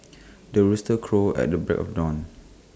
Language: English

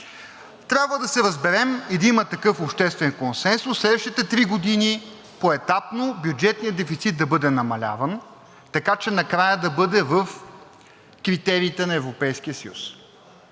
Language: Bulgarian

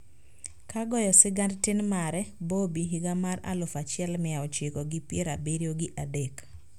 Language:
Luo (Kenya and Tanzania)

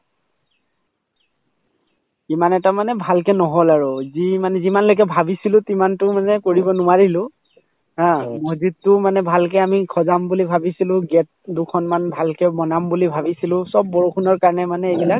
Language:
Assamese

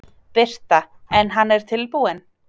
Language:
Icelandic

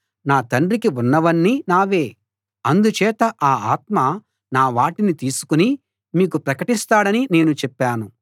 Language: Telugu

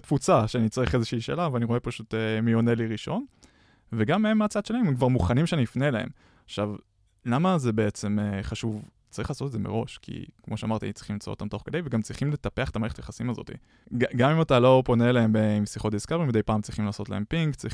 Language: Hebrew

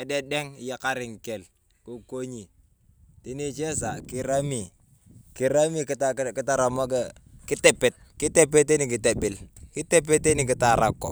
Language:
Turkana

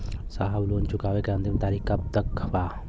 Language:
Bhojpuri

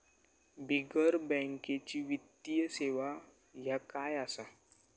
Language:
Marathi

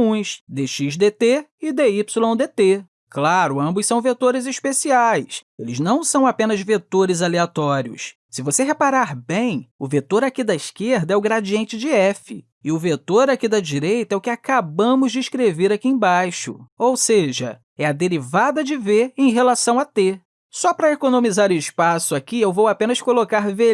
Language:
Portuguese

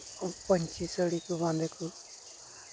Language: Santali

